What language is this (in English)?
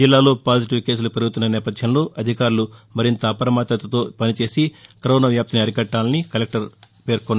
Telugu